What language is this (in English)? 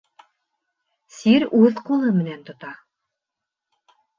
Bashkir